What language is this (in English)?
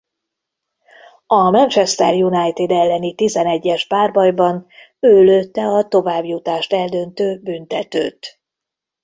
Hungarian